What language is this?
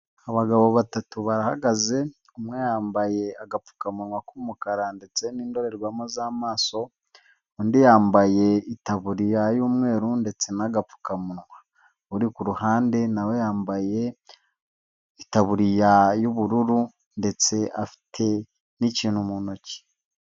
Kinyarwanda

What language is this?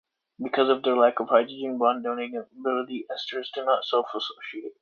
English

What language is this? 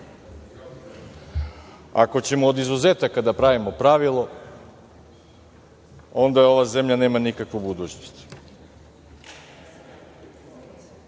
Serbian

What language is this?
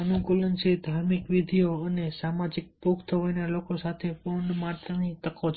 Gujarati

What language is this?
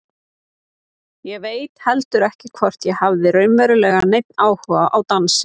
Icelandic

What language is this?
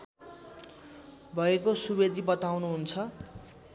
Nepali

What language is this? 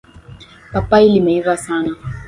Swahili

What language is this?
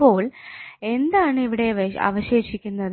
Malayalam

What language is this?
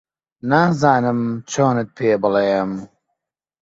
Central Kurdish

